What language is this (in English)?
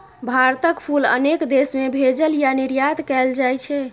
Maithili